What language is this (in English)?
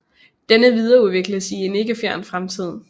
Danish